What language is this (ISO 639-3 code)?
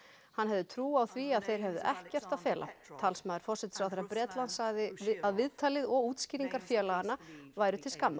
isl